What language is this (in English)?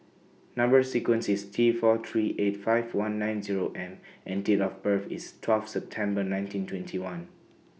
English